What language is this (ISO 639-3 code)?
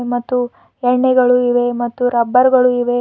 kan